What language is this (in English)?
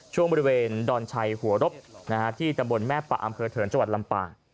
Thai